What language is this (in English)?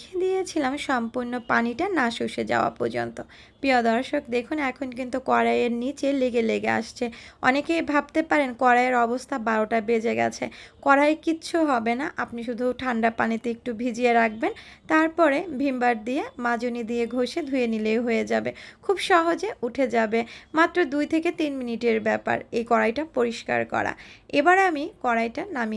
Hindi